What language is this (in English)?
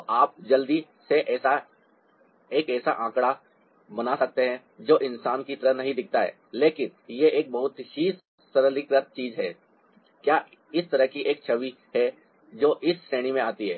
Hindi